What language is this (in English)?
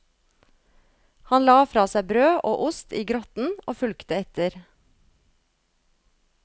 Norwegian